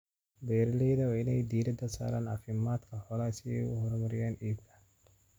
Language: Somali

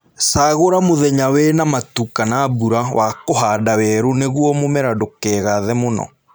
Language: Kikuyu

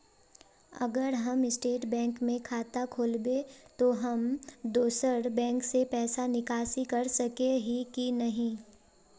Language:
Magahi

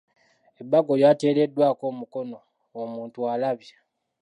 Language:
Ganda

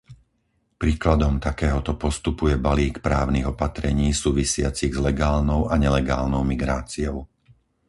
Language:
Slovak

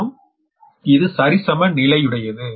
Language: Tamil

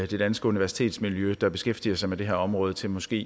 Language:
Danish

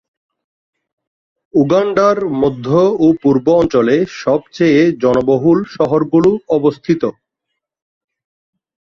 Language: Bangla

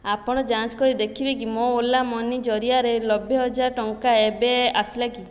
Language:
Odia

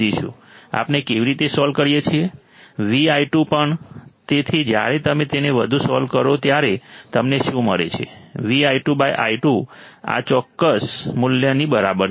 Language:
Gujarati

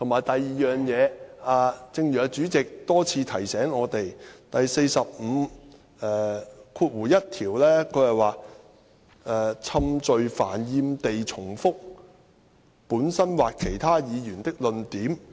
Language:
Cantonese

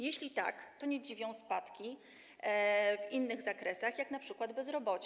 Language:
Polish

